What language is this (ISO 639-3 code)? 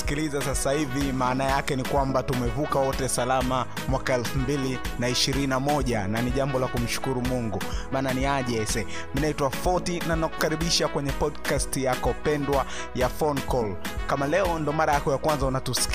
swa